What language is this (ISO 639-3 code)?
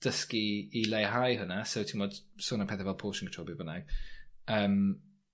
cym